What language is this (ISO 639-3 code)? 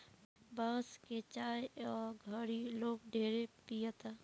bho